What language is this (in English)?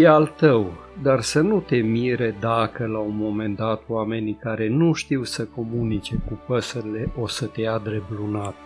Romanian